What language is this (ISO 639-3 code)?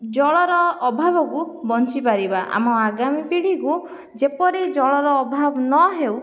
ori